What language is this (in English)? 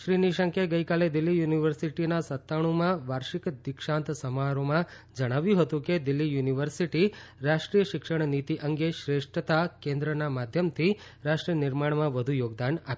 Gujarati